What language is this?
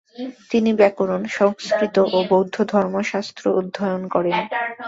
Bangla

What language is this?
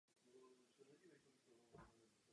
Czech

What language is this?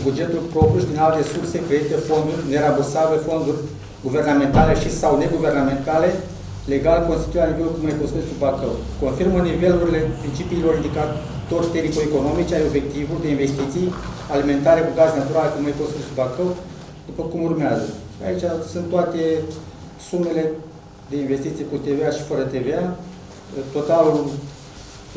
Romanian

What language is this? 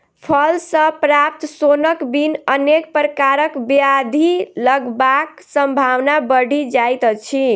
Maithili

